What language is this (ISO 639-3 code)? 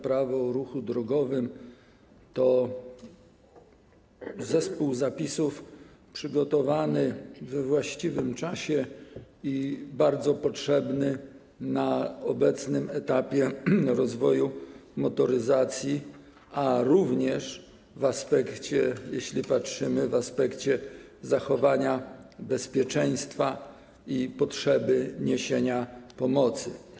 pol